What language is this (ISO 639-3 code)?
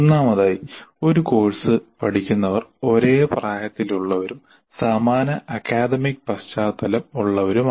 mal